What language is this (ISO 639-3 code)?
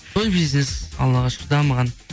kaz